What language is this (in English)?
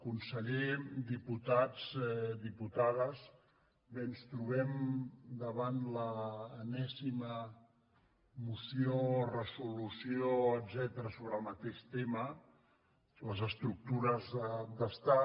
Catalan